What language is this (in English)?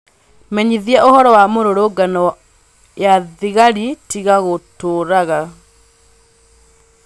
Kikuyu